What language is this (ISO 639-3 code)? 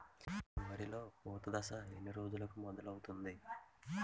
tel